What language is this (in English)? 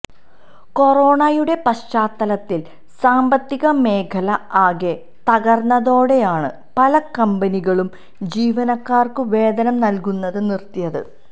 Malayalam